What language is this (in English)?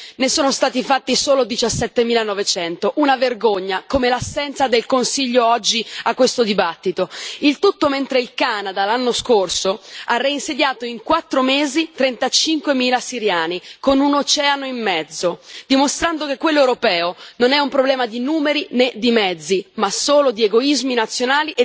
Italian